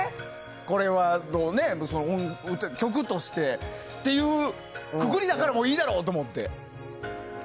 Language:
Japanese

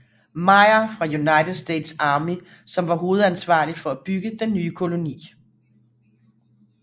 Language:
Danish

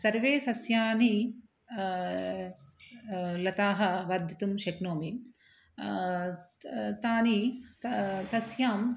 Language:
Sanskrit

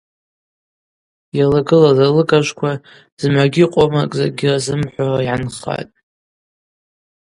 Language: Abaza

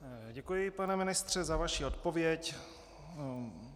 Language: Czech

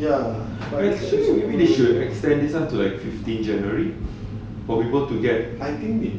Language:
English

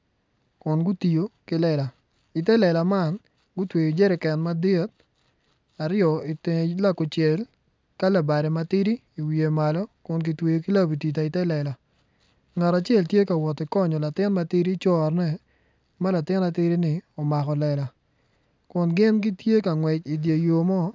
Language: Acoli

